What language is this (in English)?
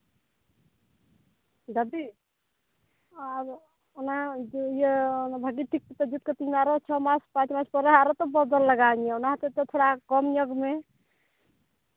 Santali